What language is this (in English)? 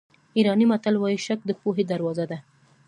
Pashto